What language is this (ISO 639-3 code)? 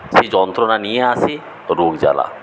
ben